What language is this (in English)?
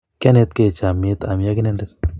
Kalenjin